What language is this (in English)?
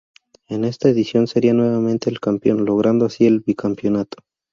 Spanish